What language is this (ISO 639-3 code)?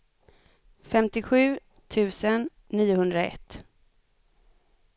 swe